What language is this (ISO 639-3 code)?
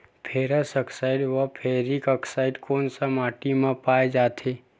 hne